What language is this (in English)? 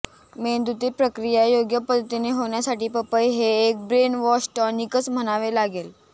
Marathi